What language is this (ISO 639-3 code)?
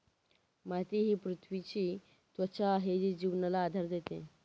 mar